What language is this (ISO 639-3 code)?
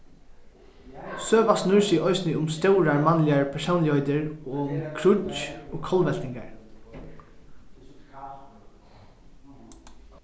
fao